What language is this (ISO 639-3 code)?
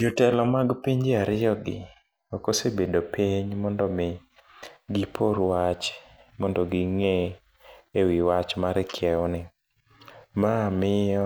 luo